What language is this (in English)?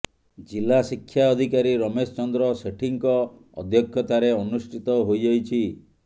Odia